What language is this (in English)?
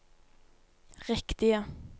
Norwegian